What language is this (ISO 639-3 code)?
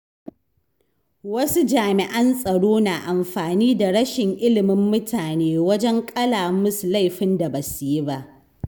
hau